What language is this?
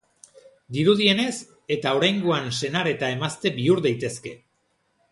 Basque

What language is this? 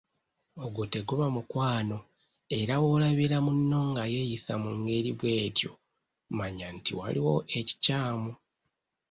Ganda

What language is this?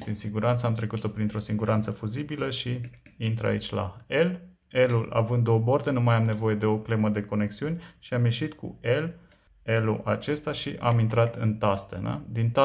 Romanian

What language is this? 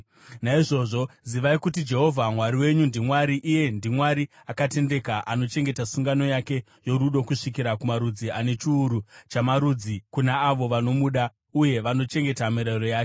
Shona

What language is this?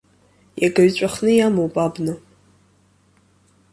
Abkhazian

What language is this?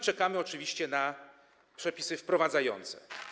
Polish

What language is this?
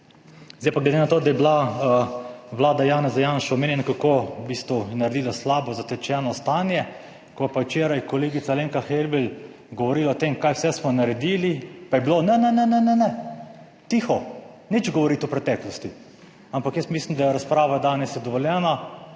Slovenian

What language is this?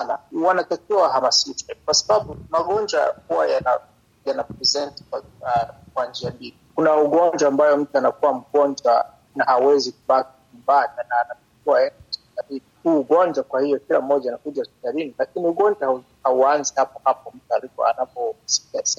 Swahili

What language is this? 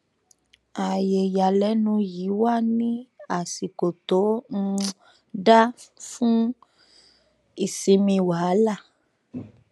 Yoruba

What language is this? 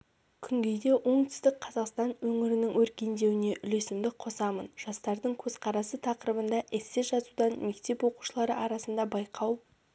Kazakh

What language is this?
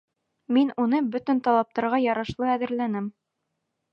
Bashkir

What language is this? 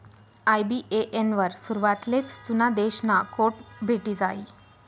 Marathi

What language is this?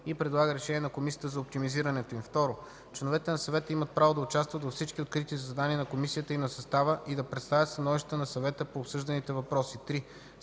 Bulgarian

